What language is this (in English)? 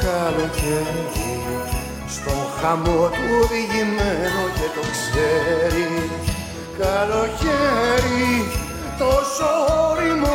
Greek